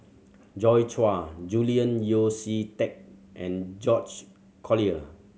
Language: English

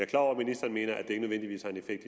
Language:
Danish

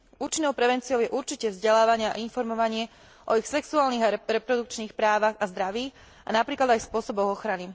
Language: Slovak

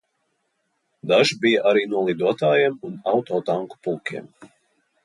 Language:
Latvian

